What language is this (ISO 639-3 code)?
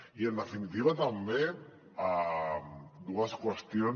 cat